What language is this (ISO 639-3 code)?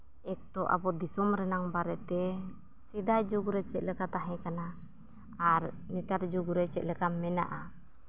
sat